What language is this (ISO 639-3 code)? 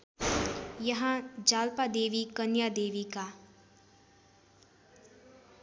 nep